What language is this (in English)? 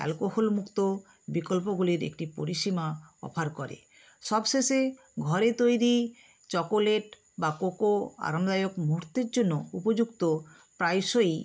Bangla